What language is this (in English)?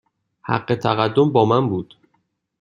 Persian